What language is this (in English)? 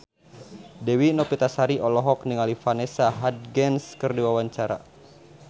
Sundanese